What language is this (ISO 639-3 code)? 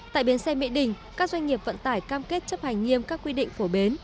vie